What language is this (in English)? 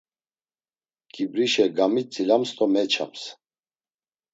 Laz